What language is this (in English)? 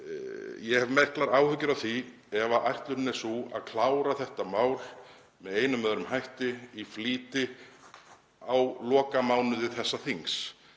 Icelandic